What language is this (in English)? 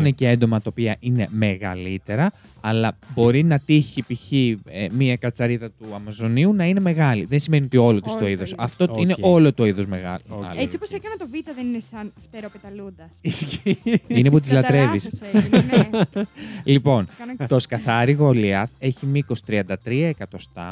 Greek